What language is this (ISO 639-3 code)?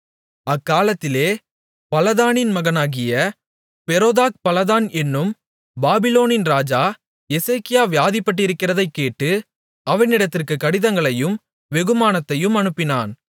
tam